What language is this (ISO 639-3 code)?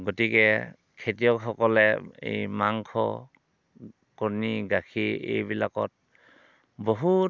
asm